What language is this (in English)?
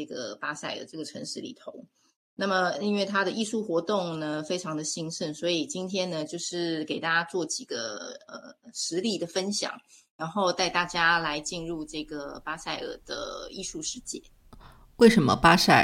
Chinese